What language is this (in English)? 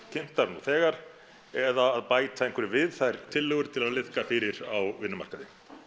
Icelandic